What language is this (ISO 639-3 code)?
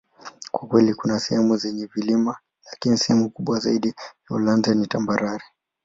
swa